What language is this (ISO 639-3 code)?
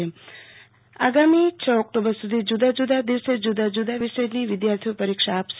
guj